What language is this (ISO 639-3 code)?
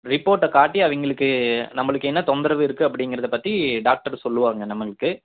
tam